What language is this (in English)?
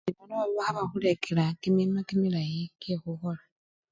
Luyia